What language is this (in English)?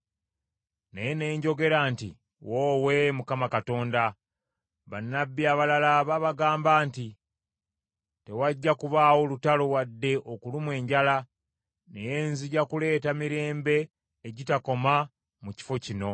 Ganda